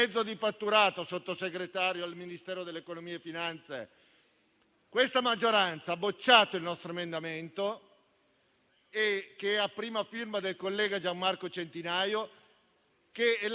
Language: Italian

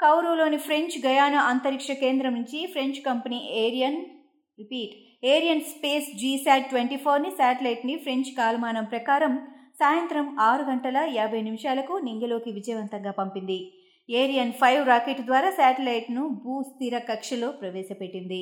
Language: Telugu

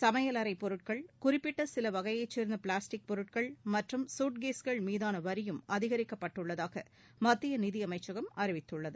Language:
Tamil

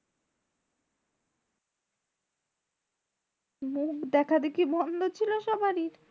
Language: Bangla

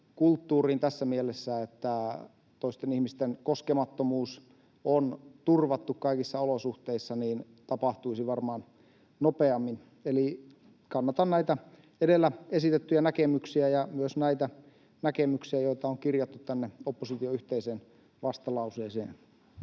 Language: Finnish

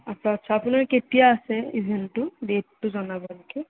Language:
Assamese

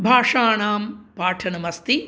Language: Sanskrit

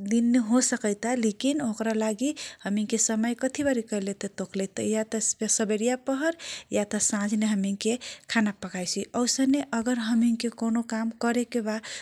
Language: Kochila Tharu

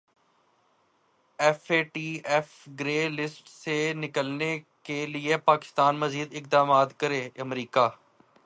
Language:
Urdu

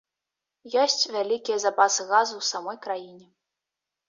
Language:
Belarusian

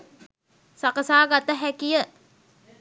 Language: Sinhala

